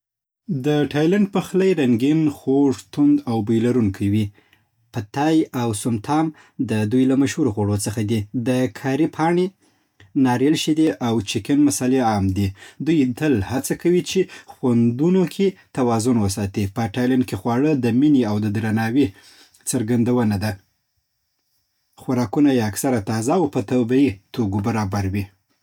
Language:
Southern Pashto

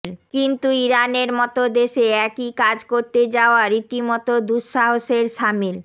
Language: Bangla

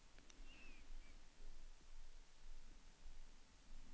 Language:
Swedish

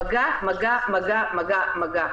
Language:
Hebrew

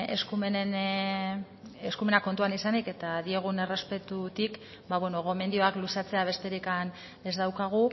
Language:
Basque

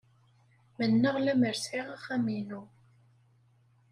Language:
Kabyle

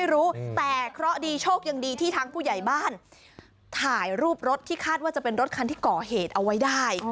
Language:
Thai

